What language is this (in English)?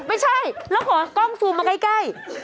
Thai